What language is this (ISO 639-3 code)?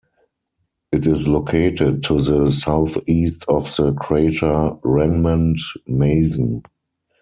eng